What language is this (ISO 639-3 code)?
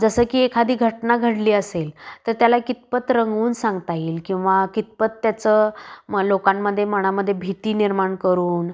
mar